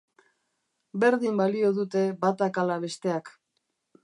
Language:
Basque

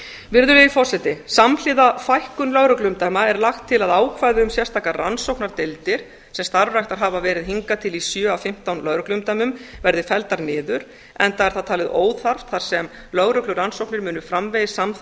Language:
Icelandic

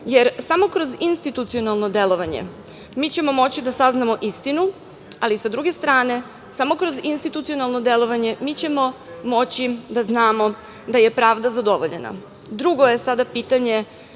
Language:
Serbian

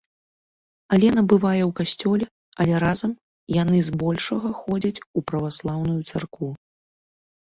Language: Belarusian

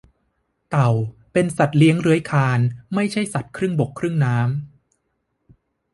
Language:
Thai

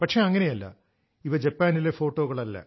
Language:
Malayalam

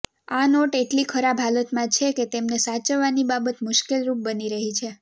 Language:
Gujarati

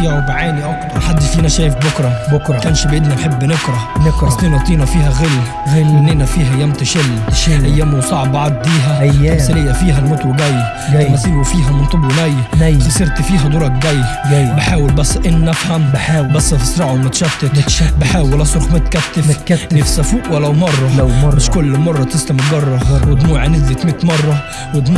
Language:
Arabic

